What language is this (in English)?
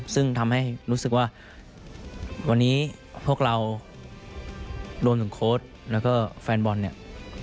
Thai